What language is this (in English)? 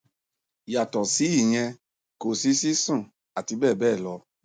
Yoruba